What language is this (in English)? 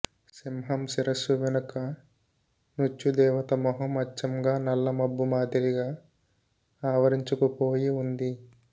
Telugu